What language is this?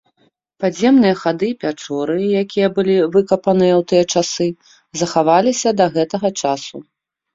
Belarusian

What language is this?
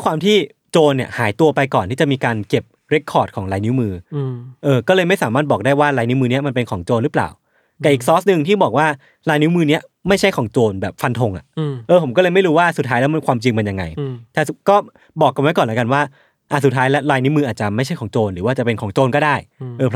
Thai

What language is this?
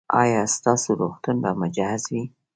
Pashto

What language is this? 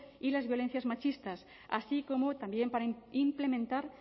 Spanish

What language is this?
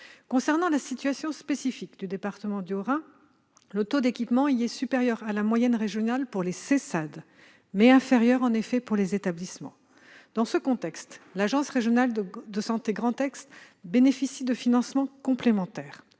French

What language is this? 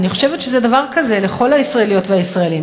Hebrew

